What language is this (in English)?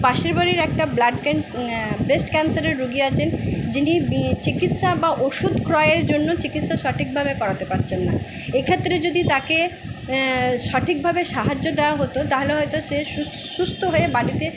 Bangla